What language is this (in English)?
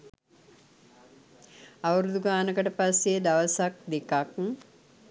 Sinhala